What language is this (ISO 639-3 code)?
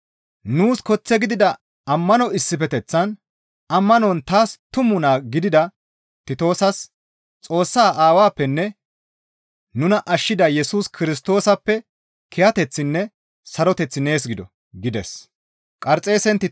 gmv